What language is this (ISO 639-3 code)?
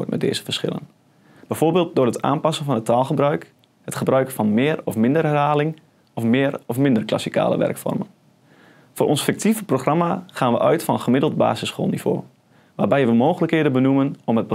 nld